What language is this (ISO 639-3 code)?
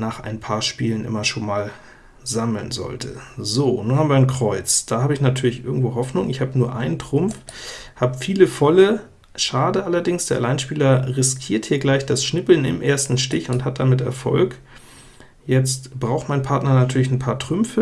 deu